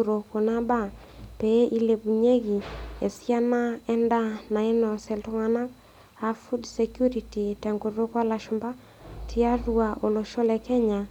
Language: Masai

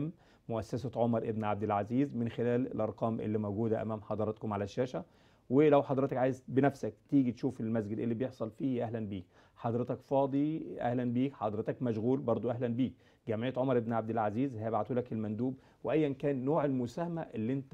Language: Arabic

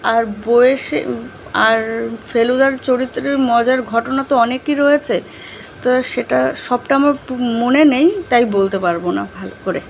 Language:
Bangla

